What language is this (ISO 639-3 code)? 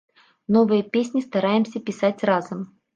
bel